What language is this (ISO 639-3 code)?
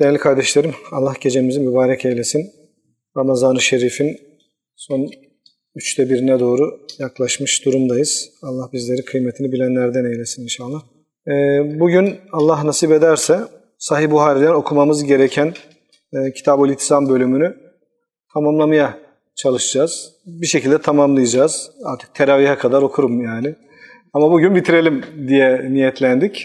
tur